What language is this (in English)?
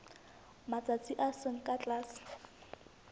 Southern Sotho